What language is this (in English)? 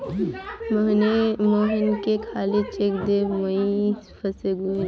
Magahi